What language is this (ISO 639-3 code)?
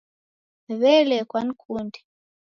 dav